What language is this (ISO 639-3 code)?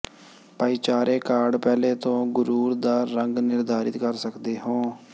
pan